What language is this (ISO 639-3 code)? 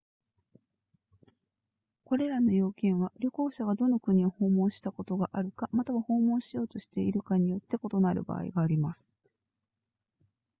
jpn